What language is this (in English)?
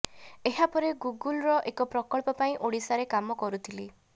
Odia